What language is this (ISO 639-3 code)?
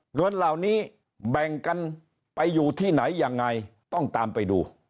tha